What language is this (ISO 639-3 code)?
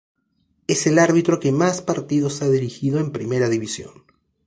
spa